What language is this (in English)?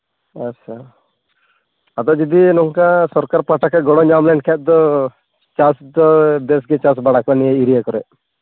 Santali